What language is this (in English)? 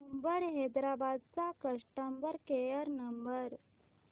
Marathi